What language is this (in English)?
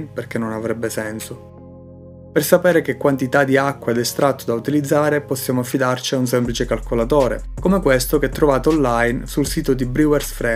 Italian